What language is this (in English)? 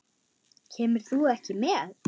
Icelandic